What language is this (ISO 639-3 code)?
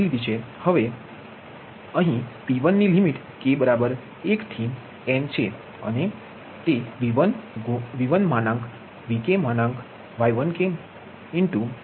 guj